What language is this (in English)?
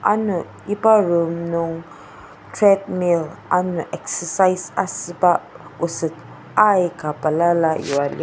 Ao Naga